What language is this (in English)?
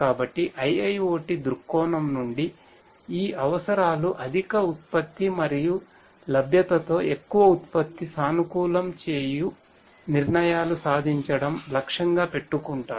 Telugu